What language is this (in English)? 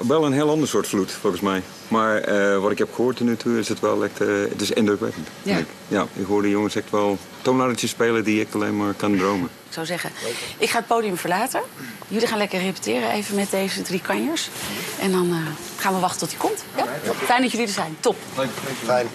Dutch